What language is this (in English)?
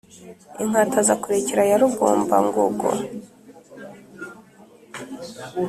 Kinyarwanda